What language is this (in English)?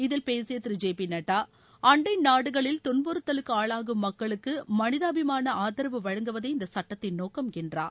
Tamil